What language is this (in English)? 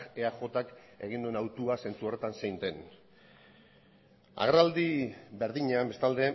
Basque